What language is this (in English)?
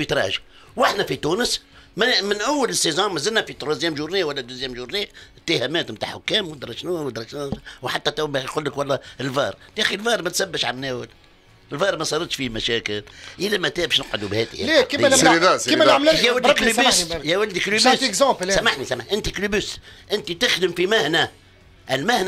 Arabic